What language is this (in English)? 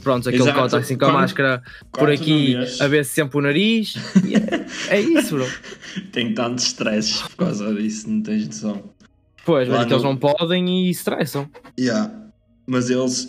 Portuguese